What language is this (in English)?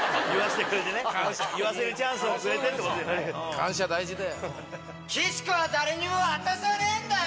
Japanese